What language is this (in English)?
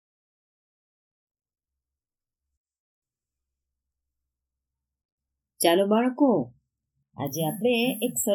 Gujarati